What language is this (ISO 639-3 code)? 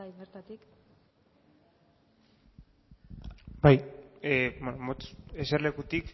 eus